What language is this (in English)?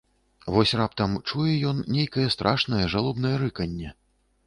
Belarusian